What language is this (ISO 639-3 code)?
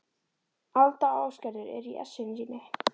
isl